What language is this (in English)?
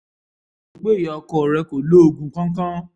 Yoruba